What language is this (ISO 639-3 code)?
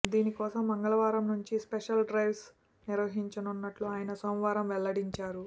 tel